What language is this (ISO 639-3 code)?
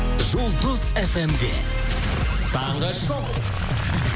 kaz